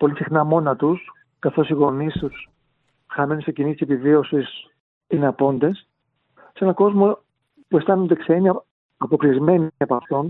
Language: Greek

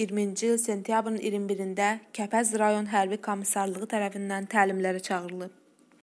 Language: Turkish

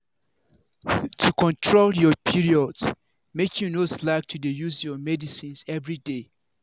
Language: Nigerian Pidgin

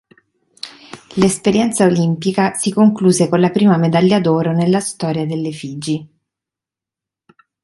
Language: Italian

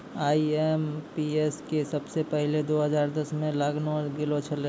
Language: Maithili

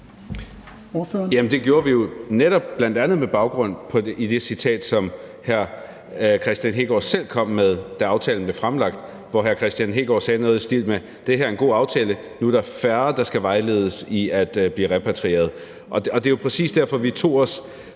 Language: Danish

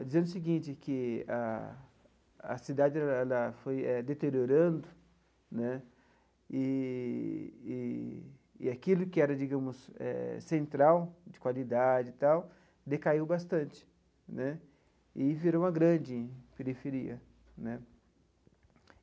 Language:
Portuguese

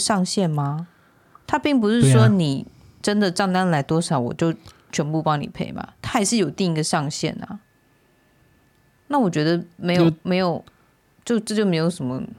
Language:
Chinese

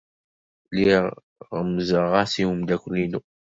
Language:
Kabyle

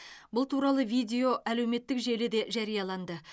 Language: Kazakh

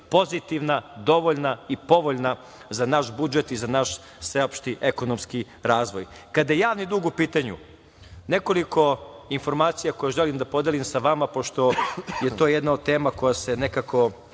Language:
Serbian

